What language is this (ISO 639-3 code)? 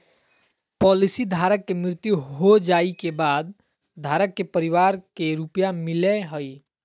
mag